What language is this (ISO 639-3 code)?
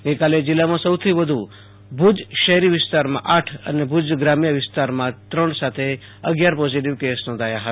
guj